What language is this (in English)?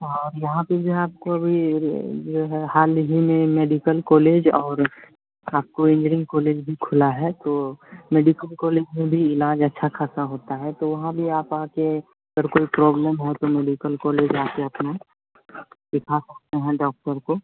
Hindi